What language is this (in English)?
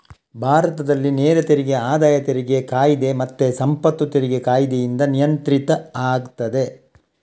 Kannada